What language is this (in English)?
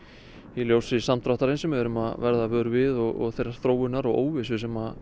Icelandic